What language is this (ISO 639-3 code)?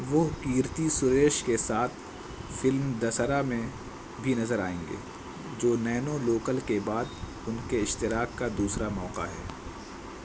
urd